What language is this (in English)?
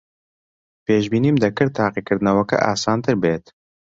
Central Kurdish